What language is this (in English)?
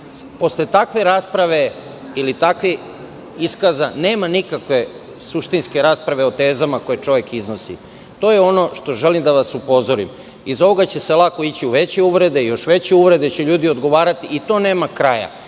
Serbian